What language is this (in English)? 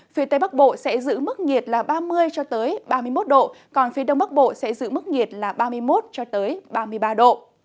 Vietnamese